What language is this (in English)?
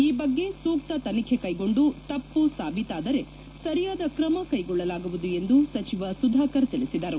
Kannada